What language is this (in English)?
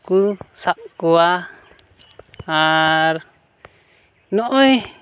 Santali